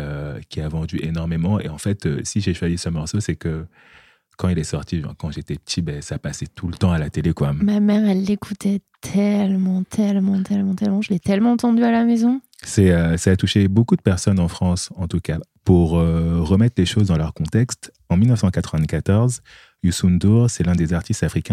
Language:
French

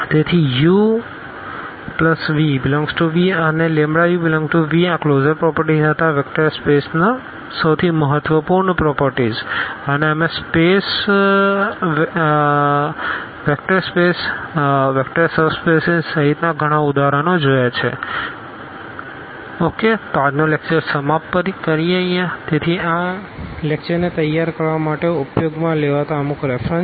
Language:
Gujarati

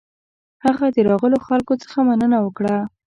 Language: Pashto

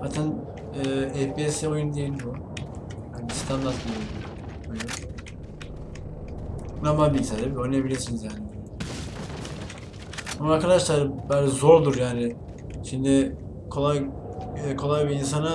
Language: Turkish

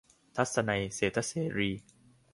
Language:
Thai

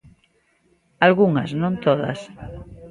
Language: Galician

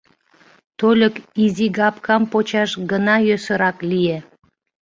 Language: Mari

